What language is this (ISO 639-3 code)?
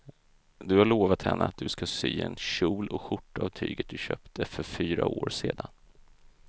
swe